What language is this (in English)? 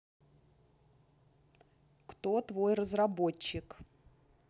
Russian